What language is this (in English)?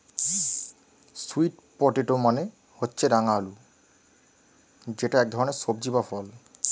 Bangla